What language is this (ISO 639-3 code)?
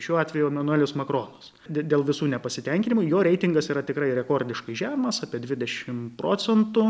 lit